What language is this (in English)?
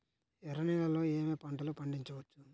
Telugu